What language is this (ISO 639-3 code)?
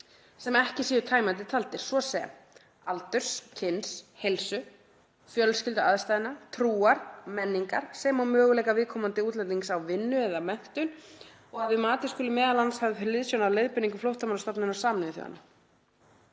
isl